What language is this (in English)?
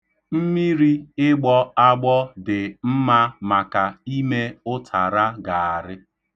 Igbo